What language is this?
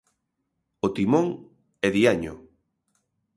Galician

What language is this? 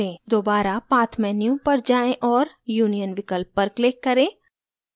Hindi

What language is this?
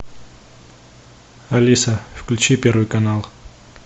Russian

